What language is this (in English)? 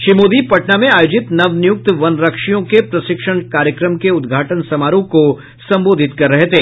Hindi